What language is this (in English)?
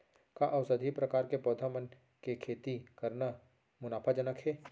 Chhattisgarhi